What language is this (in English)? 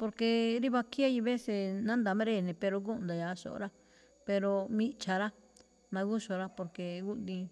Malinaltepec Me'phaa